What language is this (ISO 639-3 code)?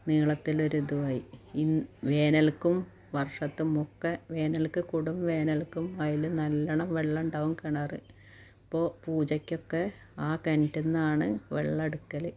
mal